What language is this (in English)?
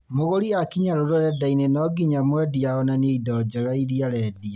Kikuyu